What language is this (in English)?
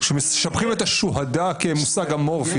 Hebrew